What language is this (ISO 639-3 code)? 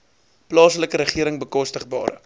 afr